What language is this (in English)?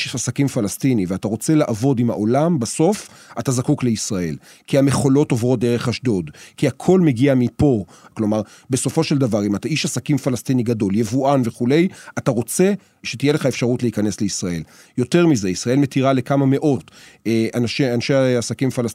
Hebrew